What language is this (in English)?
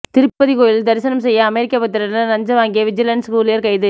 Tamil